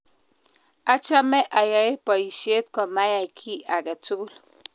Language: Kalenjin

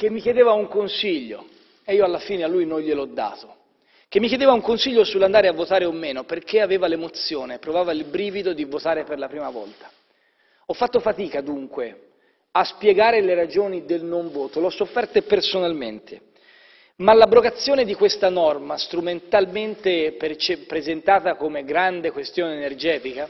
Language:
Italian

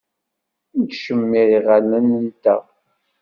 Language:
Kabyle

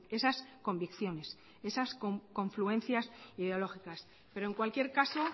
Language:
Spanish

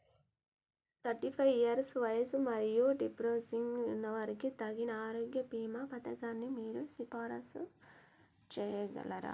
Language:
Telugu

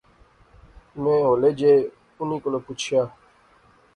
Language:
Pahari-Potwari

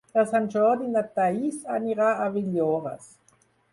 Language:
Catalan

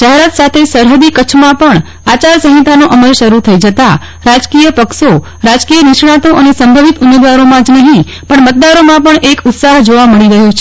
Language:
Gujarati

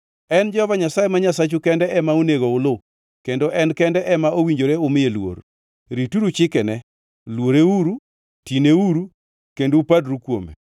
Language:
Luo (Kenya and Tanzania)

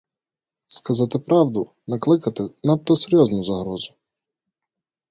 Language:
Ukrainian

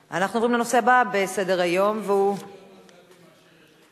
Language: Hebrew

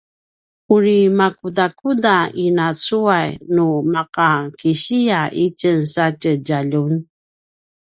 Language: Paiwan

